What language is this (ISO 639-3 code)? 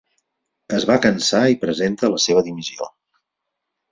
cat